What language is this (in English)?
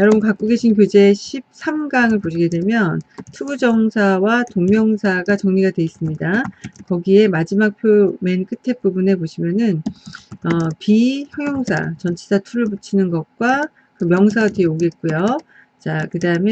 Korean